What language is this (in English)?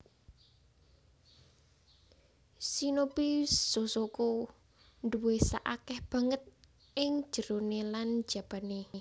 Javanese